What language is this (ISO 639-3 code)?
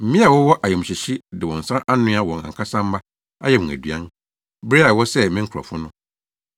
aka